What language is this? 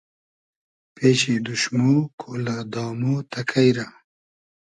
Hazaragi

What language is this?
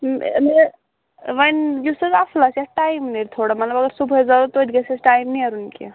Kashmiri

